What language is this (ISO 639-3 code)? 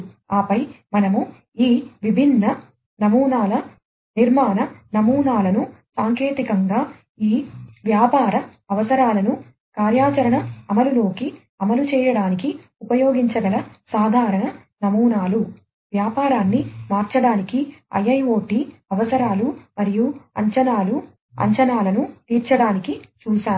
tel